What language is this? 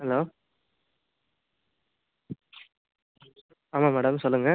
Tamil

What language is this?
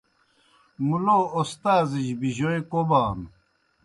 Kohistani Shina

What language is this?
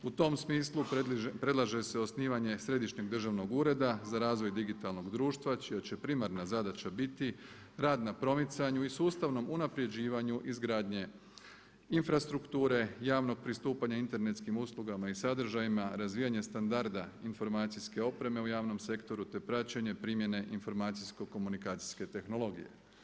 Croatian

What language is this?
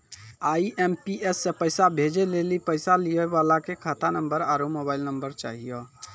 Maithili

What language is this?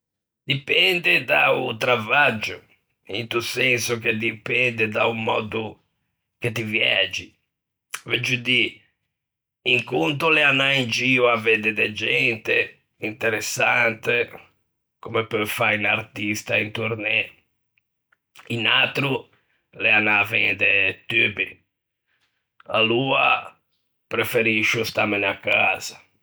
Ligurian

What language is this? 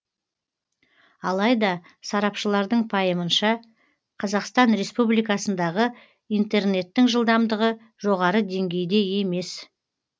Kazakh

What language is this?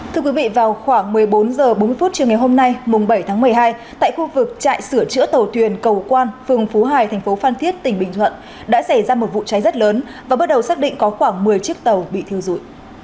Vietnamese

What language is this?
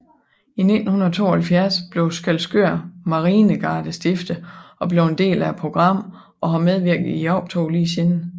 Danish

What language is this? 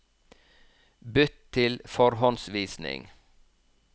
Norwegian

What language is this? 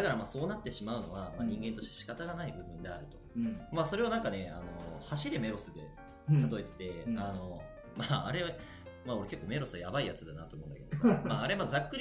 Japanese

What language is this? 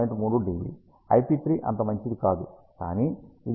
Telugu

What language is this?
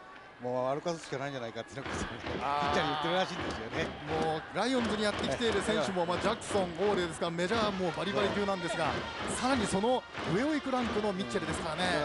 Japanese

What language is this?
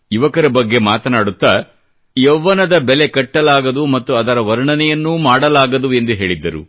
Kannada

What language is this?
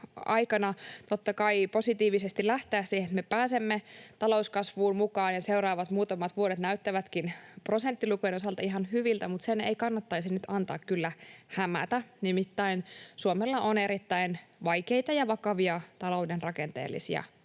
Finnish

